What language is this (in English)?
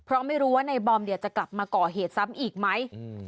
Thai